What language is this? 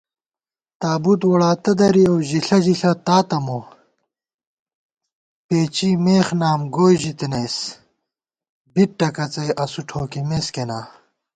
Gawar-Bati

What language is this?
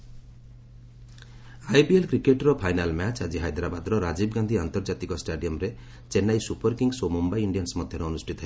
Odia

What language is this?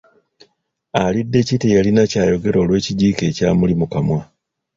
Ganda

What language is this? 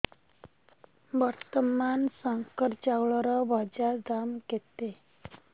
Odia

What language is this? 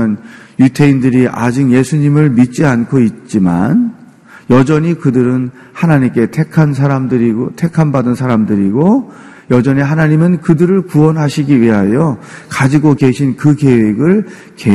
Korean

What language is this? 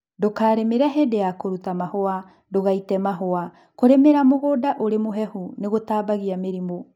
Kikuyu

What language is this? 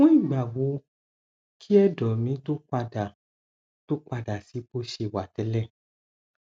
Yoruba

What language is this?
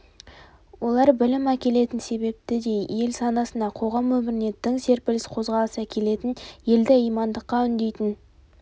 Kazakh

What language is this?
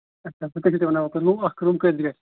Kashmiri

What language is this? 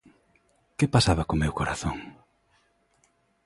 Galician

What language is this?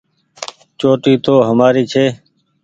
Goaria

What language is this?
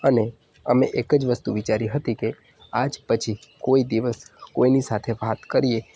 Gujarati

